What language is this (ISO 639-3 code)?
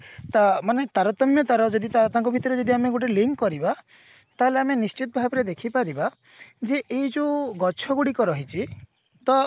ori